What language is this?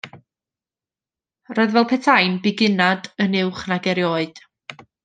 Welsh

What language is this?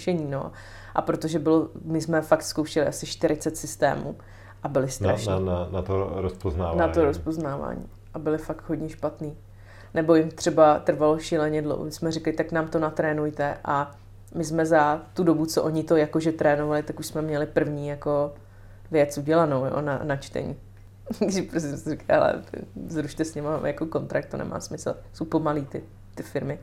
Czech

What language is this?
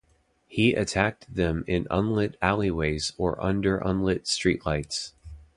English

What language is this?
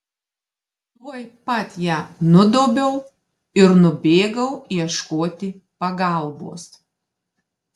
Lithuanian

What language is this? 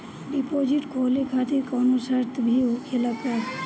Bhojpuri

